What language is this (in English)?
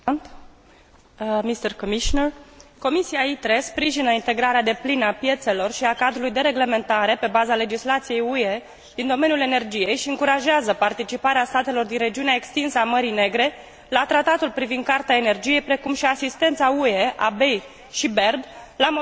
Romanian